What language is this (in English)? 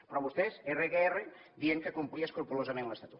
Catalan